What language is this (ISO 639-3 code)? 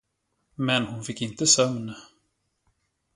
swe